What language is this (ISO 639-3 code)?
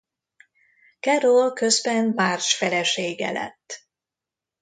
hun